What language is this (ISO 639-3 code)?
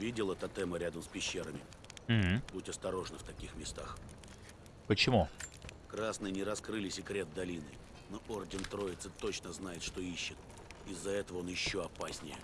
rus